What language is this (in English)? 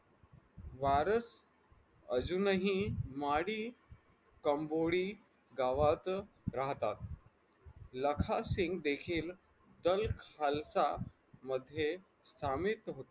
Marathi